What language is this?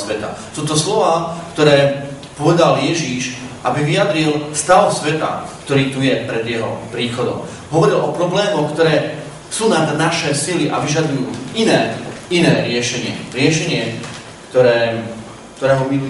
Slovak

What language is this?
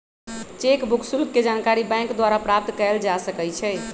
Magahi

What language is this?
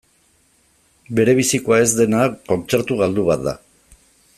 Basque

